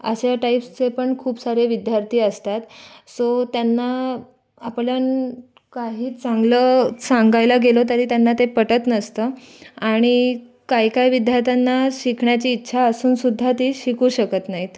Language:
Marathi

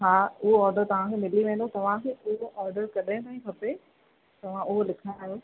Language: Sindhi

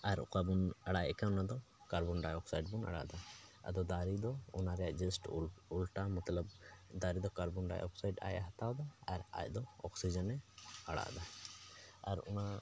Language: Santali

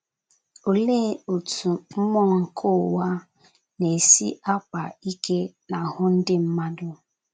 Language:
Igbo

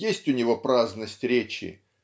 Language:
Russian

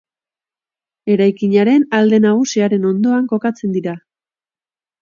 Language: Basque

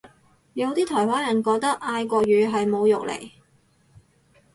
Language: Cantonese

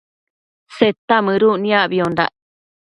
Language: Matsés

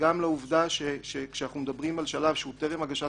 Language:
Hebrew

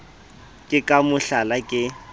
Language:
Southern Sotho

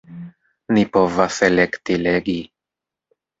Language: Esperanto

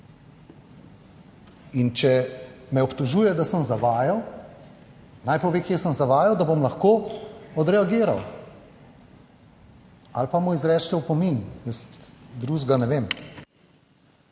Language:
Slovenian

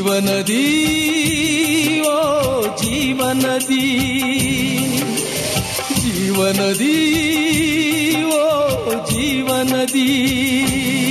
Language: Kannada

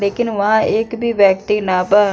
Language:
Bhojpuri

